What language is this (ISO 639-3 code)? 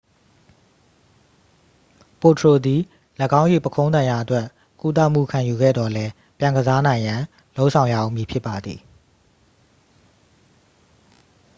mya